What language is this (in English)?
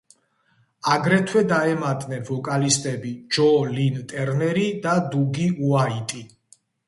Georgian